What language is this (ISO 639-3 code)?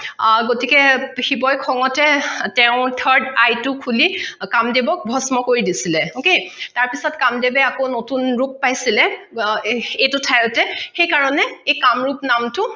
asm